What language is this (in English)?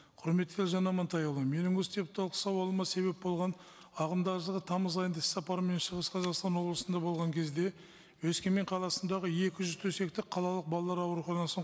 Kazakh